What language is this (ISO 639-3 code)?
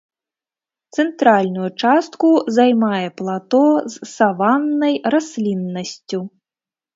bel